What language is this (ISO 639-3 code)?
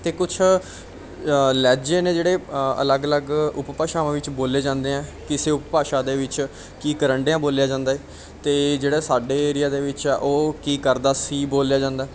pan